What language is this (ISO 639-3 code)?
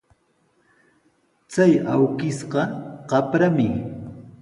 qws